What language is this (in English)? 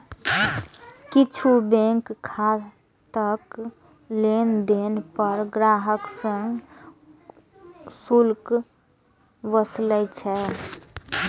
Maithili